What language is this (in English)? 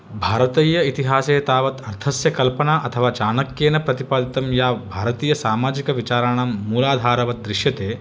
Sanskrit